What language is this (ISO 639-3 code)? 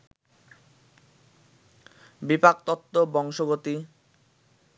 ben